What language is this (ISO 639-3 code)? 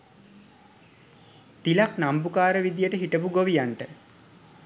sin